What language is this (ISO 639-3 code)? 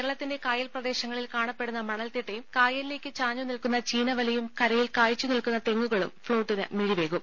mal